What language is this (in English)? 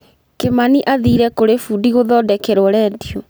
Kikuyu